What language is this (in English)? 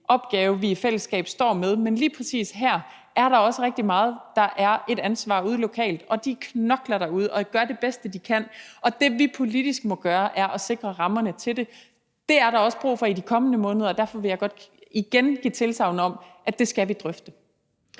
Danish